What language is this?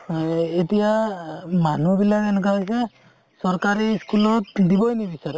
Assamese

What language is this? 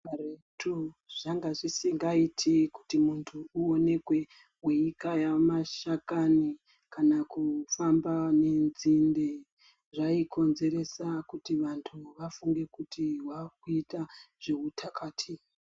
Ndau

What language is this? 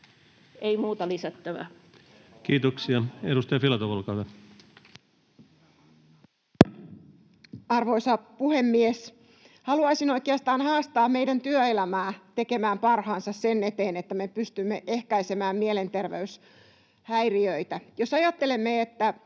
Finnish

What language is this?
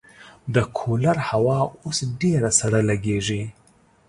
Pashto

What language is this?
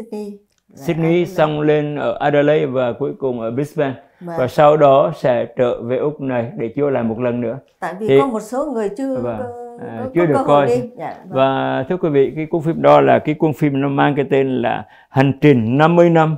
Vietnamese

